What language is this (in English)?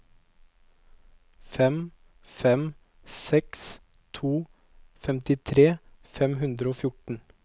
Norwegian